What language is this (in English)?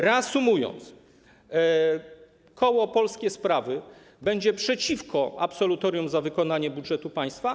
Polish